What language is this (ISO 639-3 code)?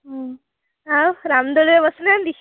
ori